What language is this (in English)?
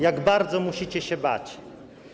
Polish